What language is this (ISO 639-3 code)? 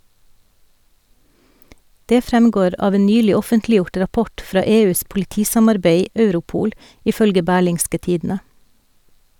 nor